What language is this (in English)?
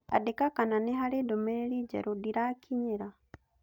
Kikuyu